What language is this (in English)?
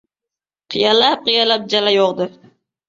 Uzbek